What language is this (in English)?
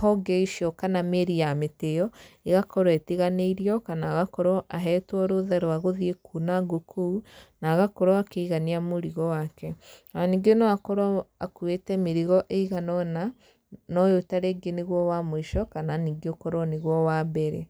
Kikuyu